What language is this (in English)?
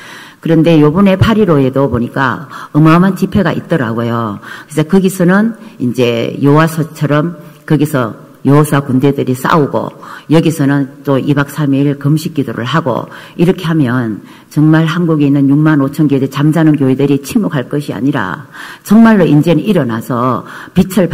Korean